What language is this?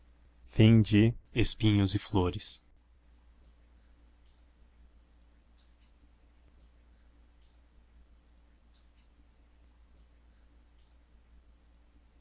Portuguese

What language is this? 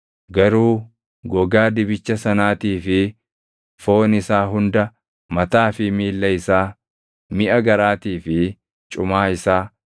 Oromo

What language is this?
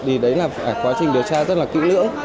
Vietnamese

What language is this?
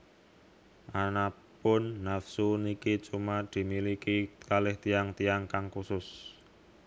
Javanese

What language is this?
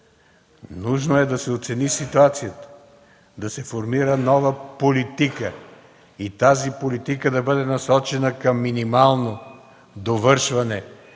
Bulgarian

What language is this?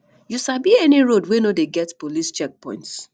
Nigerian Pidgin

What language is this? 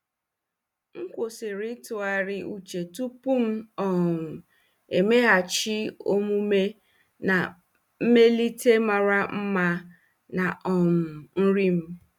Igbo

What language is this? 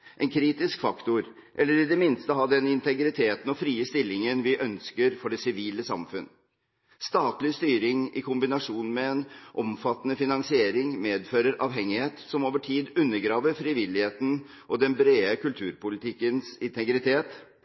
Norwegian Bokmål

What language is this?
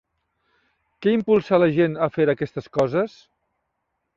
Catalan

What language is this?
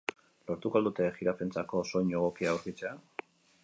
Basque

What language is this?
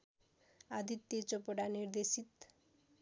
Nepali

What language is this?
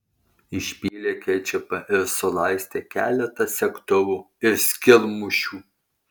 Lithuanian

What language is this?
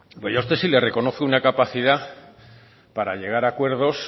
Spanish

